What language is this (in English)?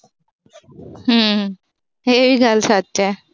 Punjabi